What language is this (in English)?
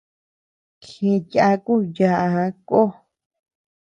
Tepeuxila Cuicatec